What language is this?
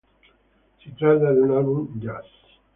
Italian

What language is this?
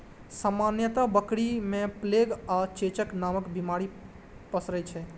Maithili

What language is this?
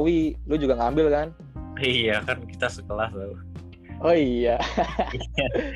Indonesian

